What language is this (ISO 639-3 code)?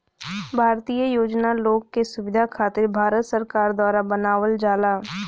bho